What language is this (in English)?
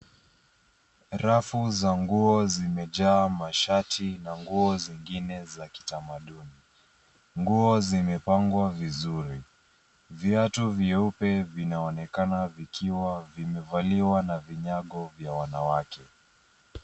Swahili